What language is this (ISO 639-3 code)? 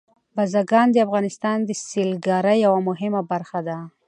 pus